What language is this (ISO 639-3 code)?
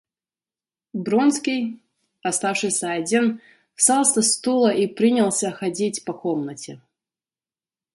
rus